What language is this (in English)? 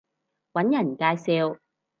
Cantonese